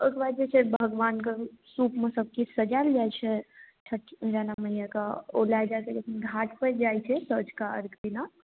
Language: Maithili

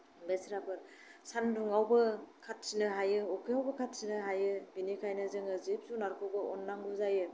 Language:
Bodo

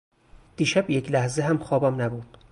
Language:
Persian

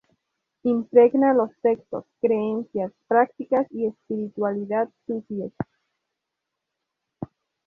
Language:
Spanish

